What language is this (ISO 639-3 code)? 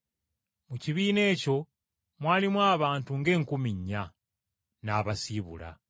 lug